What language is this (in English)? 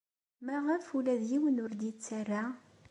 Kabyle